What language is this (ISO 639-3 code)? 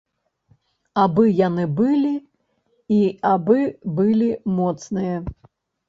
bel